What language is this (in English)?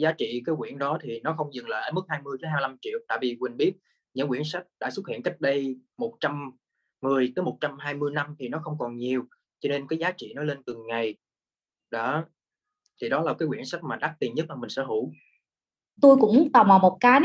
Vietnamese